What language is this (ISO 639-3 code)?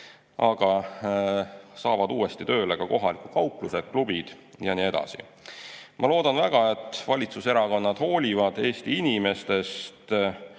est